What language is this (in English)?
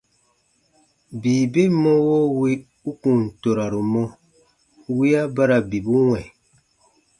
Baatonum